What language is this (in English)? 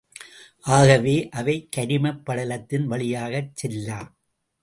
Tamil